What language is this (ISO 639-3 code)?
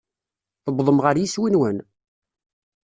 kab